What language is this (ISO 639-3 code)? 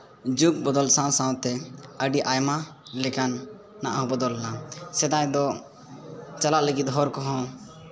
sat